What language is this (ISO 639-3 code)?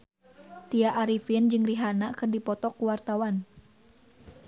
sun